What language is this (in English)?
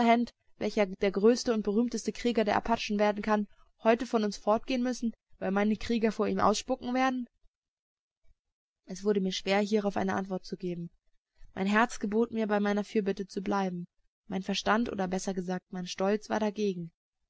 German